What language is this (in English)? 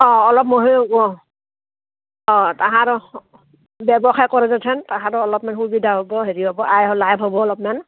Assamese